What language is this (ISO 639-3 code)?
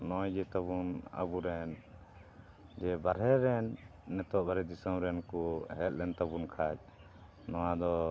sat